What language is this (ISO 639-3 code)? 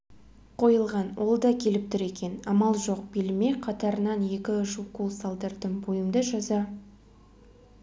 kaz